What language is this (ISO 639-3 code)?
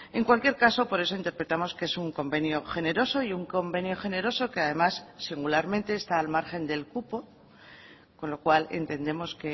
spa